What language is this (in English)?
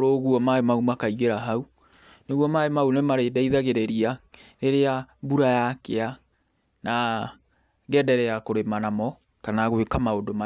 Kikuyu